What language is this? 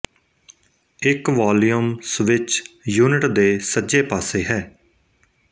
Punjabi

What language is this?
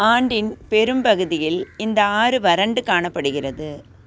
Tamil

